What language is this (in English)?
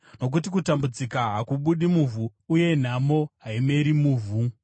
Shona